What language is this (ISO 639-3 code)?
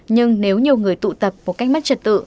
vie